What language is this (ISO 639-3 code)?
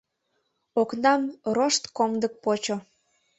chm